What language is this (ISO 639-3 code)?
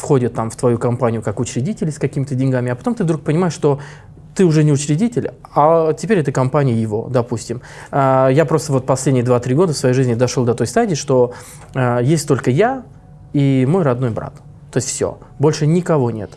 rus